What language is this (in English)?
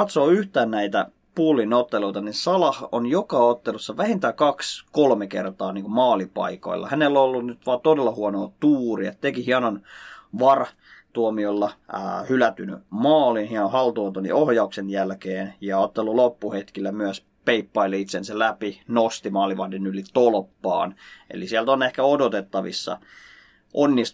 Finnish